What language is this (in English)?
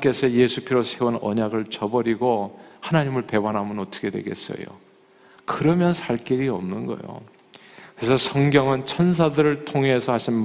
Korean